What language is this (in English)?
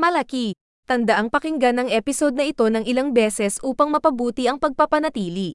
Filipino